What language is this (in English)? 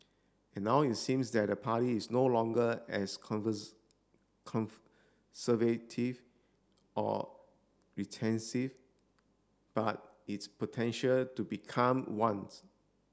English